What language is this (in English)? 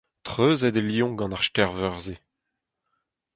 Breton